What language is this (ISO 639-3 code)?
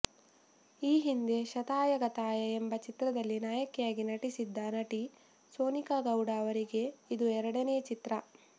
kan